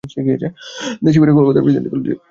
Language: Bangla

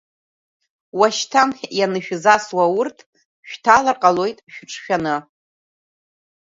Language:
Abkhazian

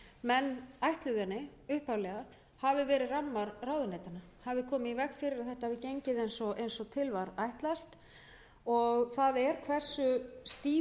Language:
Icelandic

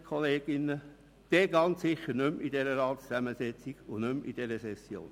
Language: Swiss German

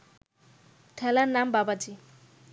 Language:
Bangla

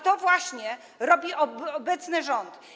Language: Polish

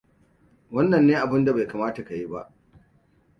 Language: Hausa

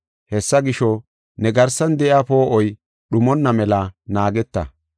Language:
Gofa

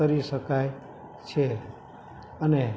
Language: Gujarati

